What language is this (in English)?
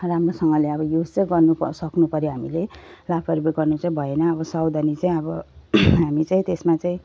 Nepali